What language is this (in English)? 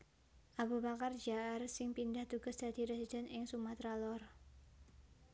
Javanese